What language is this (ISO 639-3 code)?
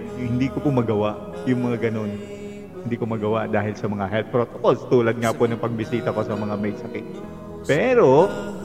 fil